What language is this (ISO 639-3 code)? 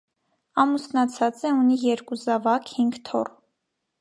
hye